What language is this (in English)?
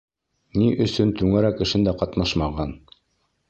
Bashkir